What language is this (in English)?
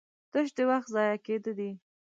Pashto